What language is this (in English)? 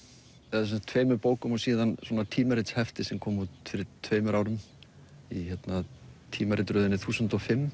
Icelandic